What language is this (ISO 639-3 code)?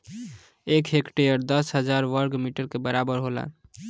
bho